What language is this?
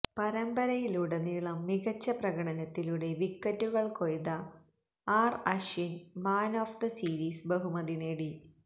Malayalam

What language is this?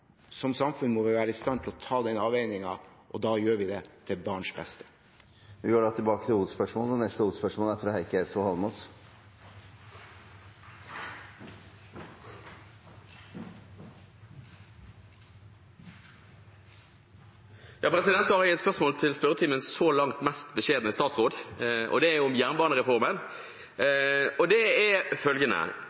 Norwegian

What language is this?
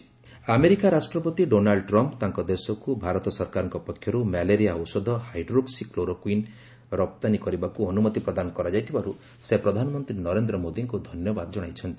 Odia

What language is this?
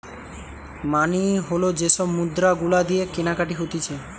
Bangla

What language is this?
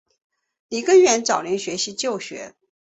Chinese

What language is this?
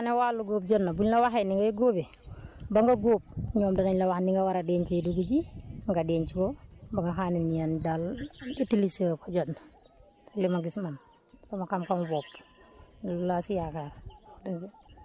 Wolof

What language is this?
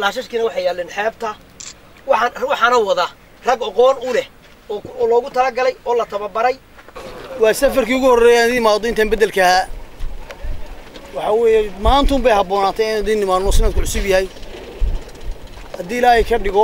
Arabic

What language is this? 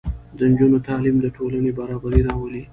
Pashto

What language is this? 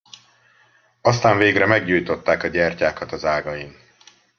Hungarian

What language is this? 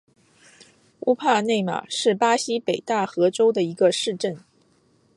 Chinese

